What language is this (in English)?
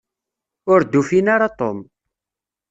Kabyle